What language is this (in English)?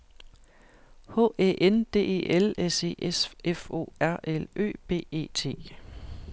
Danish